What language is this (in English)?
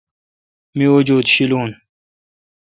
Kalkoti